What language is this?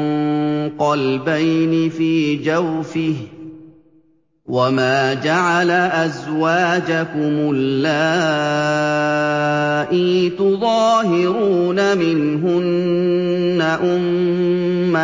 Arabic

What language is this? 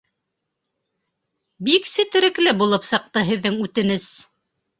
Bashkir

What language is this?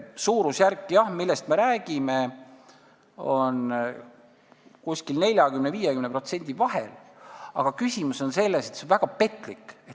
Estonian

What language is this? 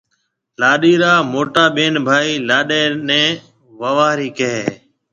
Marwari (Pakistan)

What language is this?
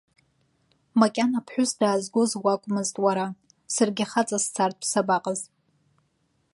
Abkhazian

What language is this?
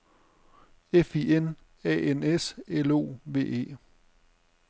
Danish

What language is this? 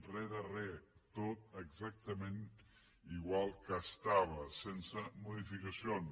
Catalan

